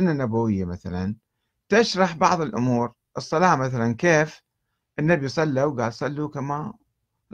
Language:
Arabic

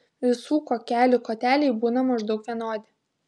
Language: Lithuanian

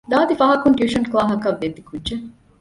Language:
Divehi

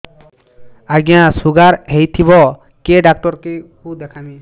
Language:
Odia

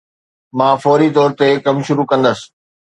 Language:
Sindhi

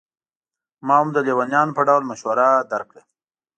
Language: Pashto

